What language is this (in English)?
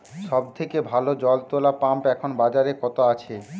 Bangla